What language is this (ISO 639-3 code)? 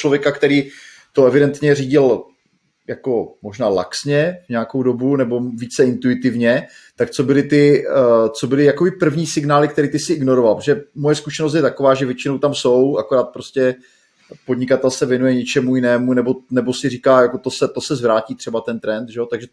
ces